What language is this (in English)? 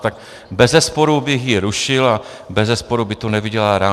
Czech